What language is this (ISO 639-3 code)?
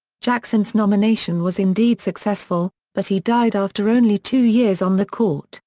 eng